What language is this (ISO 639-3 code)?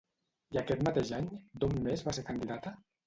cat